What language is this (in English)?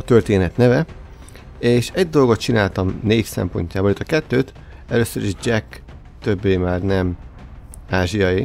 Hungarian